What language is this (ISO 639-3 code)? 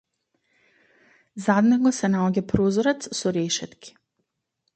mkd